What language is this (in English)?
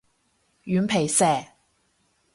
Cantonese